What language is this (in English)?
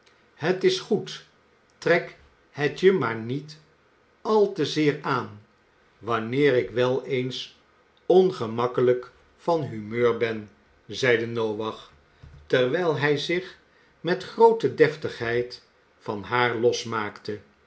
Dutch